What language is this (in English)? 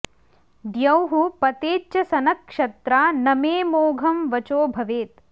Sanskrit